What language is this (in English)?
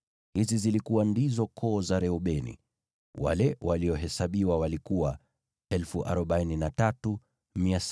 Swahili